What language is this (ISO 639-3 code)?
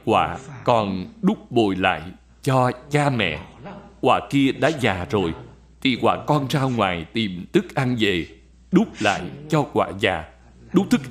vie